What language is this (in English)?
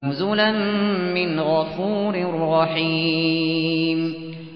Arabic